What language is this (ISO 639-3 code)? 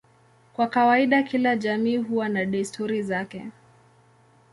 swa